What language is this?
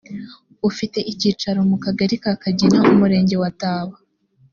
Kinyarwanda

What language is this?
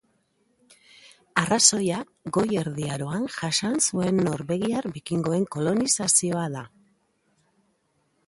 Basque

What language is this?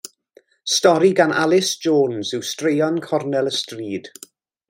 Welsh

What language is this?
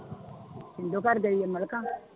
Punjabi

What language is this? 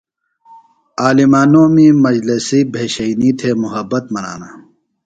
Phalura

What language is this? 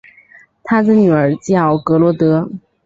Chinese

